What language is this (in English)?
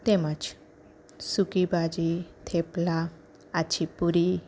Gujarati